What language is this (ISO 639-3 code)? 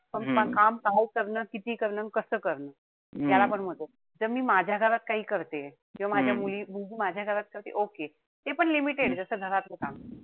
mar